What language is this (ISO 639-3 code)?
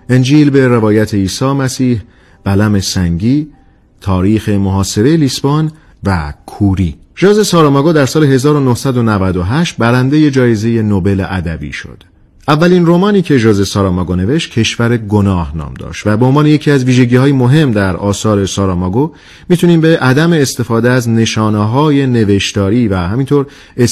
fas